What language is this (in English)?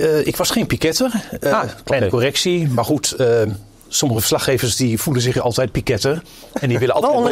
Dutch